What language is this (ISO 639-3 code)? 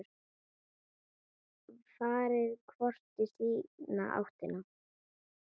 isl